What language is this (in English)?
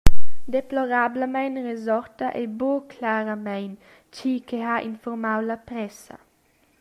Romansh